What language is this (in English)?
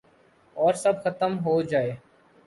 Urdu